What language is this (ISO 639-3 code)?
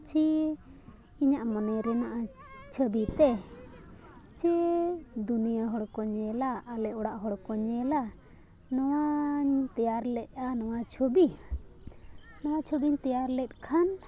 sat